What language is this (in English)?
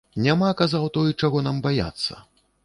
Belarusian